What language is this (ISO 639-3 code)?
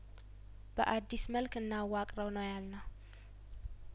amh